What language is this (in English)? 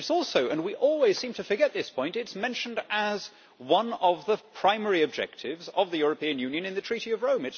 English